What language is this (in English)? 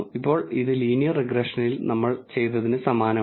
Malayalam